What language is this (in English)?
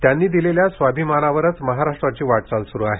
Marathi